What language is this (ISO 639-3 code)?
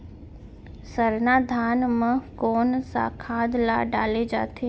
hne